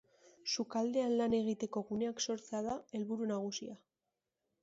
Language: Basque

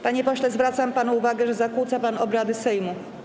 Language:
Polish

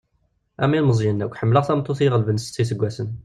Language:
Kabyle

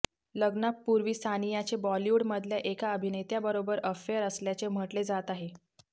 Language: Marathi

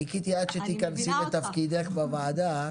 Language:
Hebrew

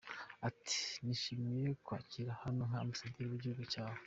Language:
Kinyarwanda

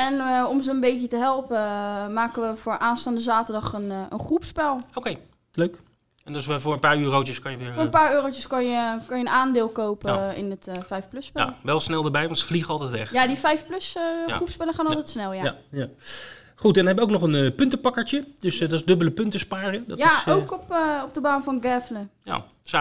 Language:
Dutch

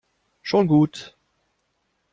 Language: German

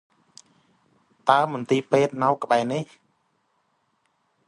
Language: Khmer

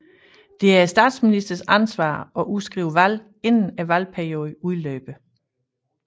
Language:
Danish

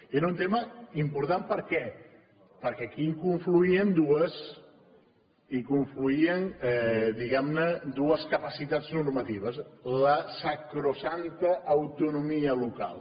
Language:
Catalan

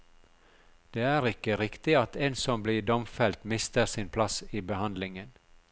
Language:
Norwegian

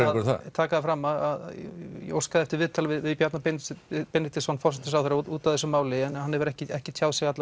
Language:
Icelandic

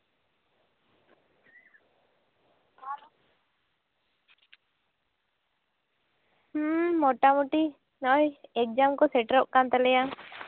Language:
Santali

